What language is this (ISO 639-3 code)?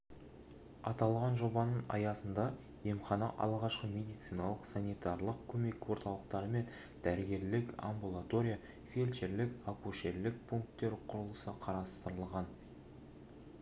kaz